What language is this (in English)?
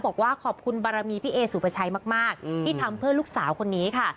Thai